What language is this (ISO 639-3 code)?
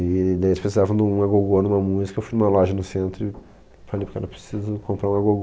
por